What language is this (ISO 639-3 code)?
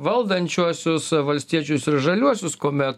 lit